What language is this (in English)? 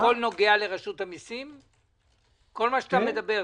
Hebrew